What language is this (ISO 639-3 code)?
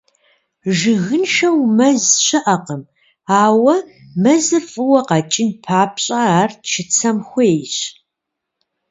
kbd